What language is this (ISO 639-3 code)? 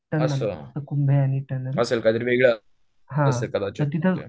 mar